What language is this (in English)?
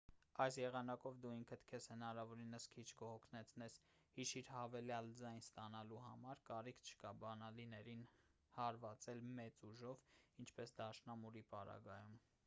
Armenian